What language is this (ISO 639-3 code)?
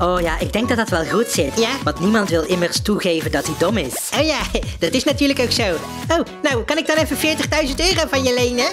nld